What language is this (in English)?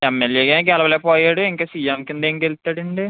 Telugu